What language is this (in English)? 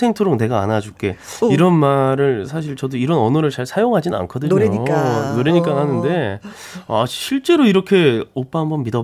Korean